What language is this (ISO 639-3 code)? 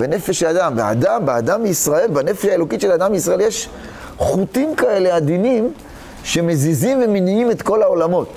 heb